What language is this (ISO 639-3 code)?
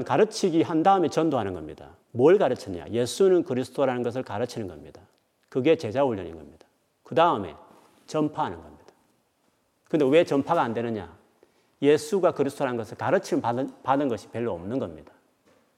kor